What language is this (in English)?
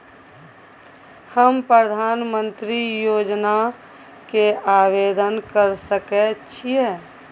Maithili